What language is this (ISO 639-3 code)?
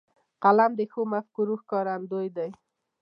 pus